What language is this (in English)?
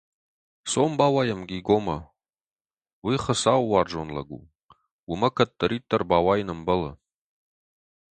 Ossetic